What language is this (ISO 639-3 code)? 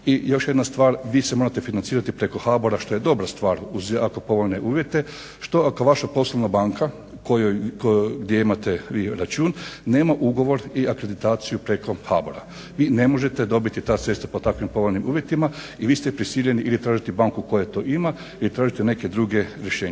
hrv